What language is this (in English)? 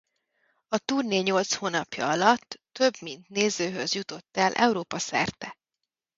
Hungarian